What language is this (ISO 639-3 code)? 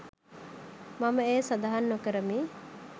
sin